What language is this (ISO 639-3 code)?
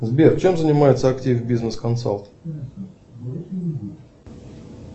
rus